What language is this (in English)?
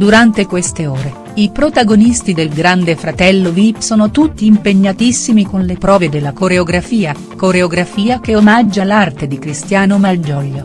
Italian